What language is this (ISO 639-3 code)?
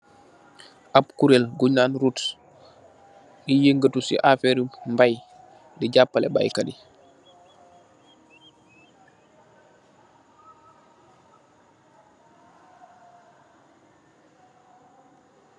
wol